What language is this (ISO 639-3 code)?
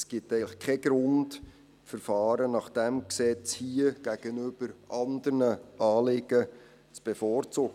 gsw